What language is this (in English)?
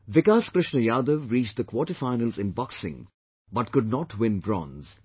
English